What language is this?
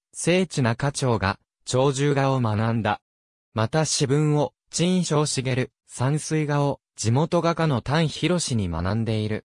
Japanese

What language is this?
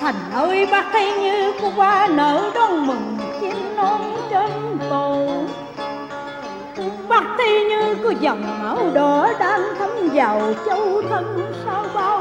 Vietnamese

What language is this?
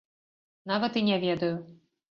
Belarusian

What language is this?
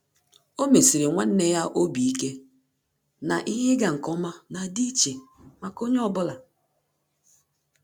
Igbo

